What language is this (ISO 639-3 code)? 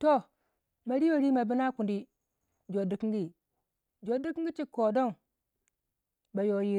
wja